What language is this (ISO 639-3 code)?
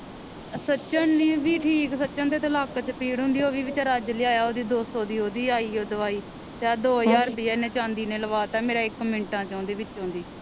pan